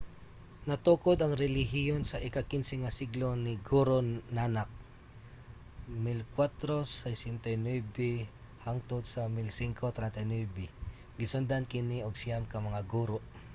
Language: Cebuano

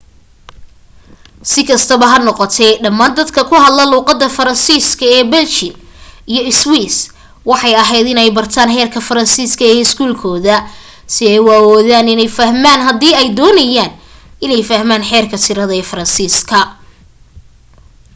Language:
Somali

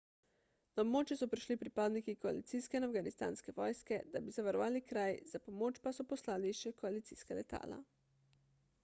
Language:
Slovenian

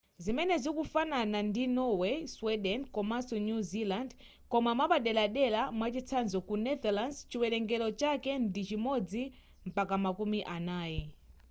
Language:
Nyanja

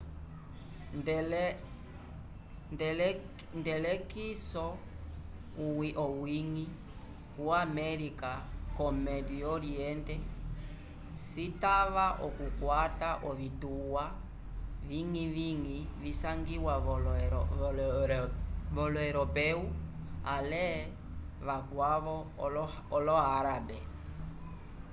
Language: Umbundu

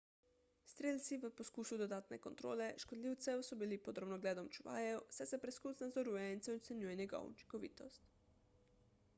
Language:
Slovenian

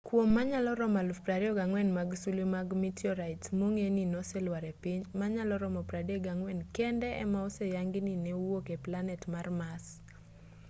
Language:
Luo (Kenya and Tanzania)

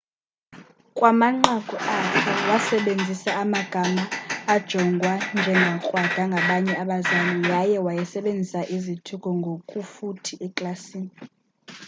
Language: Xhosa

